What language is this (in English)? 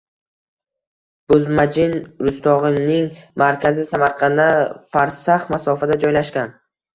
Uzbek